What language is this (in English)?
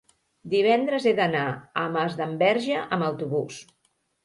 Catalan